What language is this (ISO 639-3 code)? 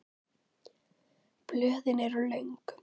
isl